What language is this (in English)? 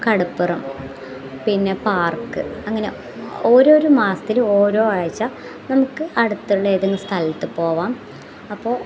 Malayalam